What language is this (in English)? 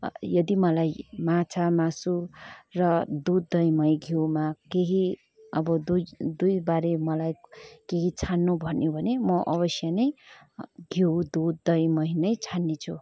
Nepali